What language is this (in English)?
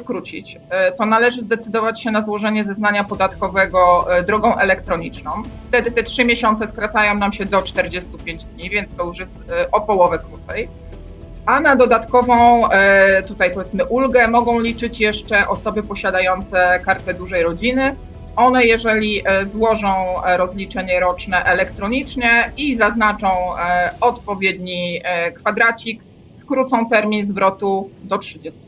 Polish